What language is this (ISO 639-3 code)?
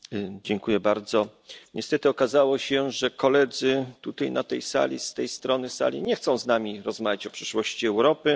pol